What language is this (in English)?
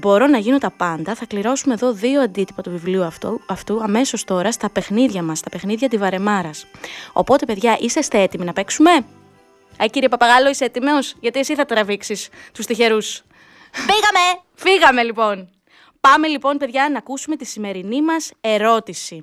Greek